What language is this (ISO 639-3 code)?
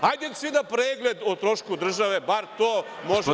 srp